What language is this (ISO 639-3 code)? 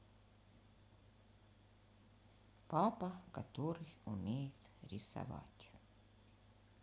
rus